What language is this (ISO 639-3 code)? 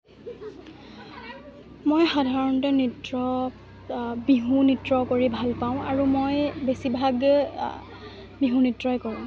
asm